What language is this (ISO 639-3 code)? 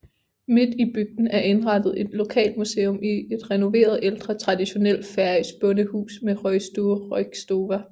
dan